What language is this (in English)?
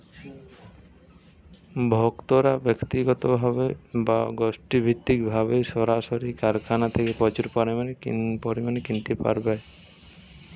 Bangla